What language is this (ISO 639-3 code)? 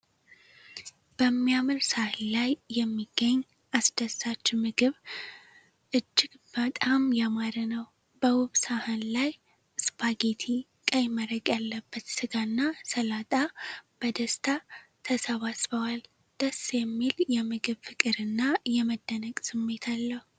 amh